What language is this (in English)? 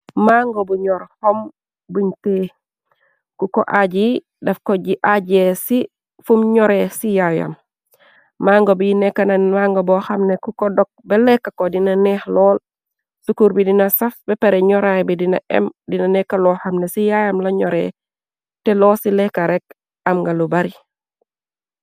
Wolof